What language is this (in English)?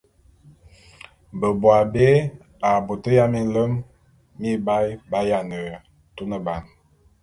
Bulu